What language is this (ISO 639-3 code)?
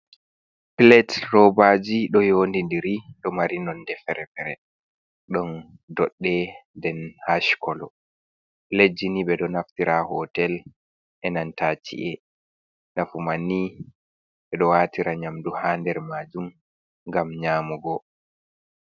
ful